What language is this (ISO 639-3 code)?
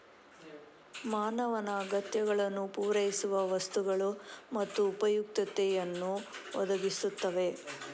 kan